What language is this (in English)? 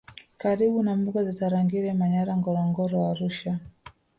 Swahili